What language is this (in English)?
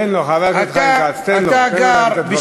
Hebrew